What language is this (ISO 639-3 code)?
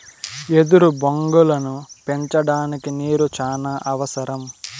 tel